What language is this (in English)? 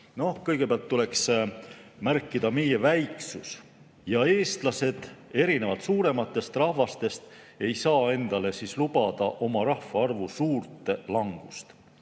Estonian